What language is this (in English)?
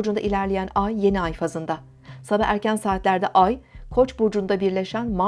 Turkish